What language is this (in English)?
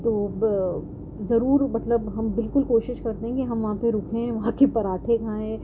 Urdu